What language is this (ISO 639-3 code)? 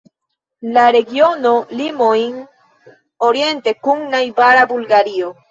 epo